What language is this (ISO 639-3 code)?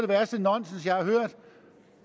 dan